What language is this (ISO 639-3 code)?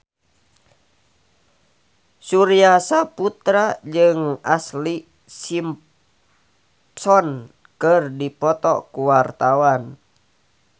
sun